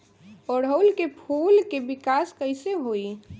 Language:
Bhojpuri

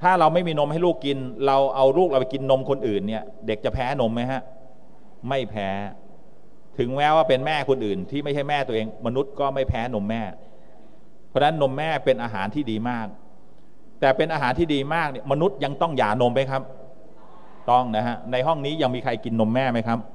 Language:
Thai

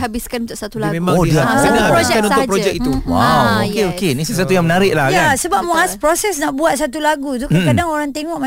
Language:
Malay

